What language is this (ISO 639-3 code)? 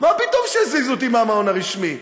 heb